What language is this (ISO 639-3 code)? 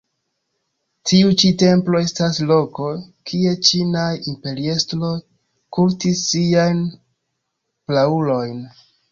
epo